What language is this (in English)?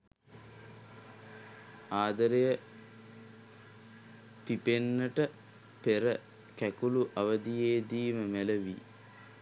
Sinhala